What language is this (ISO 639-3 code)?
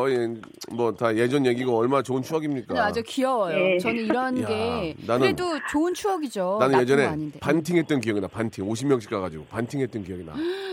kor